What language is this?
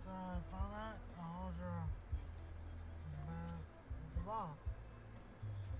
Chinese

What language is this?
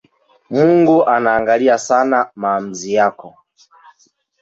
Swahili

